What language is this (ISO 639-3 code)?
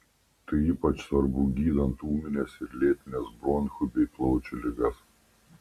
lit